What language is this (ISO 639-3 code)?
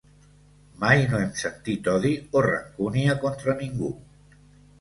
cat